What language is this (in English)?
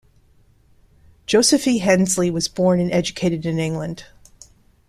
English